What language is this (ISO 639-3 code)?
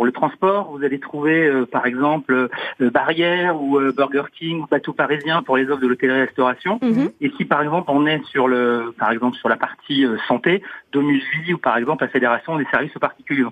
fra